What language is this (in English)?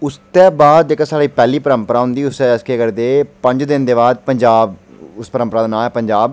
Dogri